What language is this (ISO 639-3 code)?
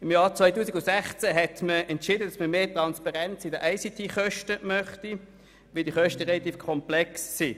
gsw